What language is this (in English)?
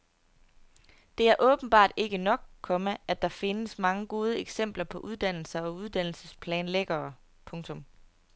Danish